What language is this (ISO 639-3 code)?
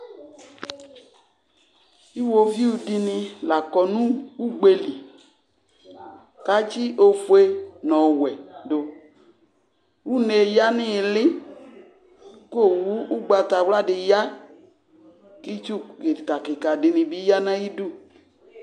kpo